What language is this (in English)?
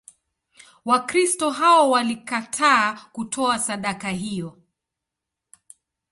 Swahili